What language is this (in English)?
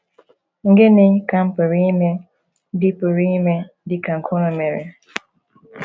Igbo